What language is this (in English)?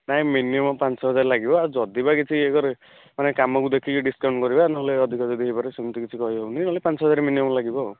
Odia